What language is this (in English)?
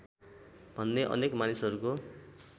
Nepali